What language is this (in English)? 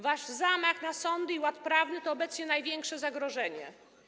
Polish